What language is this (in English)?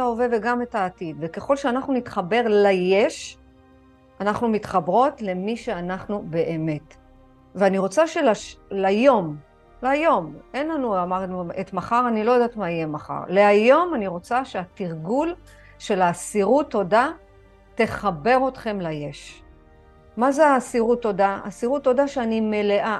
Hebrew